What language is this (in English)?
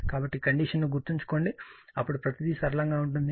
Telugu